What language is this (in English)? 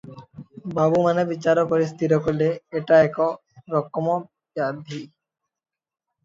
Odia